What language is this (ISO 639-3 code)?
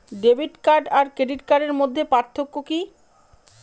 ben